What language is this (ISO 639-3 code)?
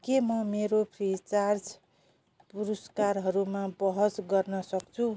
nep